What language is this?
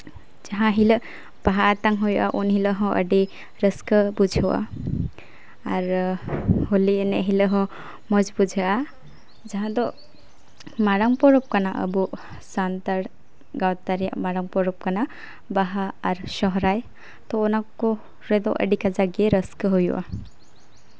Santali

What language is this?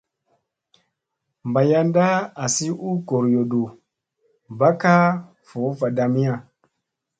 Musey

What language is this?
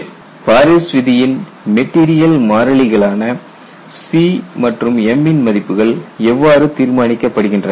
Tamil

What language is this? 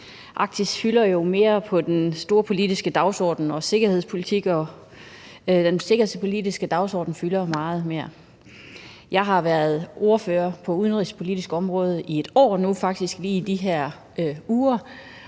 Danish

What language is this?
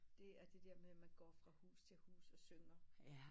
Danish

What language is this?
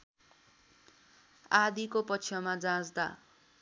Nepali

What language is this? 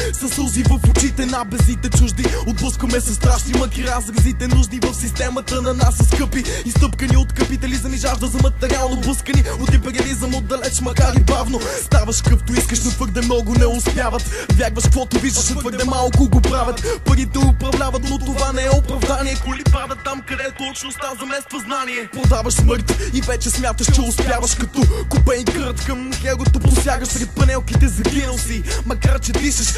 Romanian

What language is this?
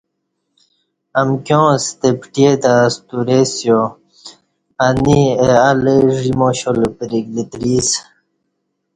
Kati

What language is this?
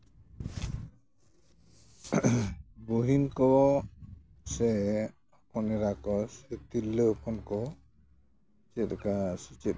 Santali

